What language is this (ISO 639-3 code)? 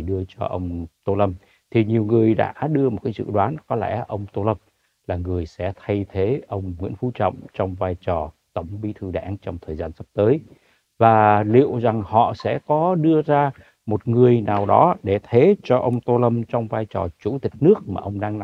vie